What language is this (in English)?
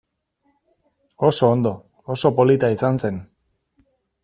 Basque